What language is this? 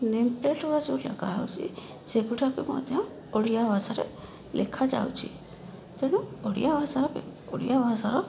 Odia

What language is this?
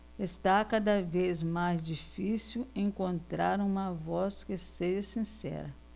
Portuguese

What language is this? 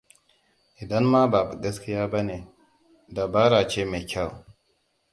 Hausa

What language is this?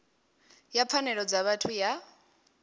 Venda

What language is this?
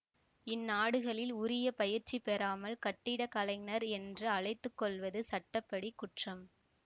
Tamil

